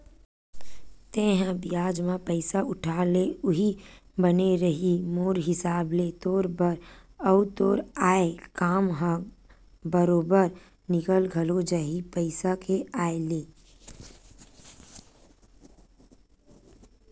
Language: Chhattisgarhi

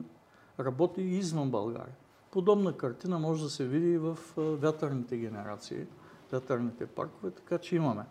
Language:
Bulgarian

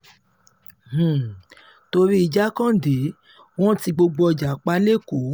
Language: Yoruba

